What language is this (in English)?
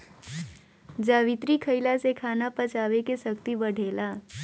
Bhojpuri